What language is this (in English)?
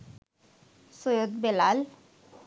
Bangla